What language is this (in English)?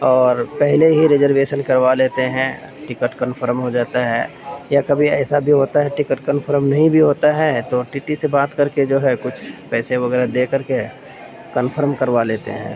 Urdu